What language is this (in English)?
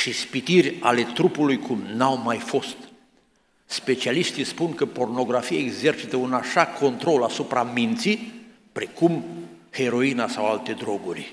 Romanian